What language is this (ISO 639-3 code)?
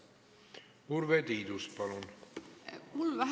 est